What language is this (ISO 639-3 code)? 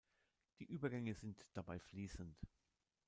deu